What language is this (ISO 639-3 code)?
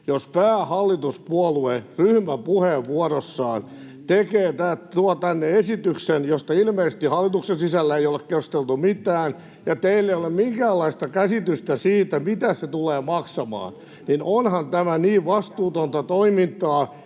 fin